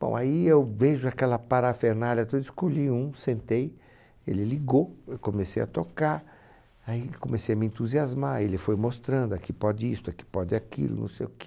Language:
Portuguese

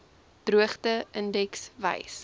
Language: Afrikaans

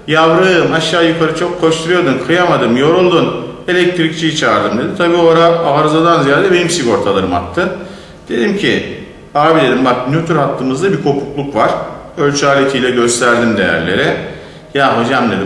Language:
Turkish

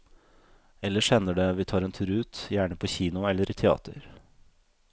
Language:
Norwegian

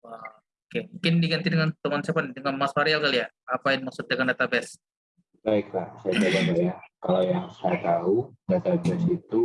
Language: Indonesian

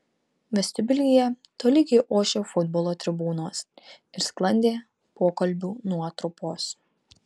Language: Lithuanian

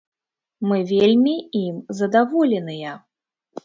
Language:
Belarusian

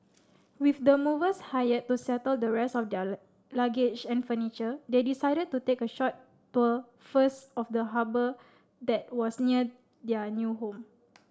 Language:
English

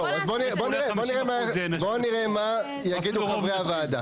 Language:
Hebrew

